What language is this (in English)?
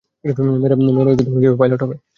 Bangla